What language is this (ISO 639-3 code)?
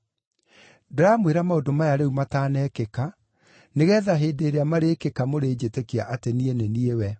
kik